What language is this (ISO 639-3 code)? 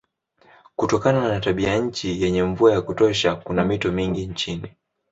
swa